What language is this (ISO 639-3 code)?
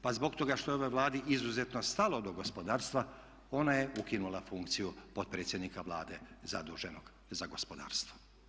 hrv